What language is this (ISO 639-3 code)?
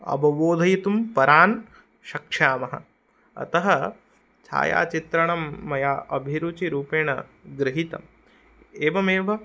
san